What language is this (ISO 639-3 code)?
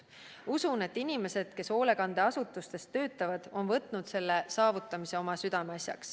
est